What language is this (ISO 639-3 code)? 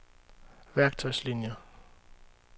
dan